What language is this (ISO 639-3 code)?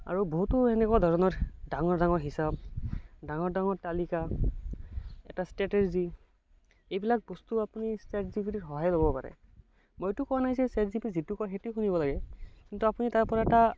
asm